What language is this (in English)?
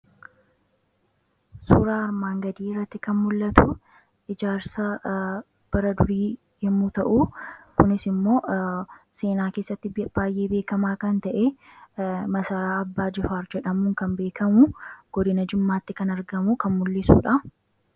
Oromo